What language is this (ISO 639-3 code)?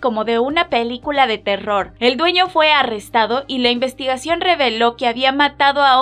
spa